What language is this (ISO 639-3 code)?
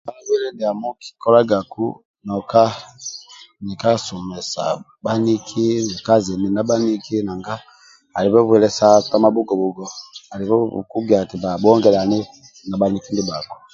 rwm